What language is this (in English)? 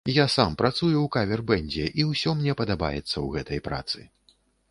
Belarusian